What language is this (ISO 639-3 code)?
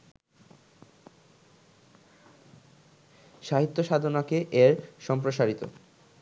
ben